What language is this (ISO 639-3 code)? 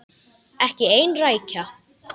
isl